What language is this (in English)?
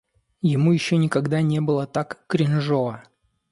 Russian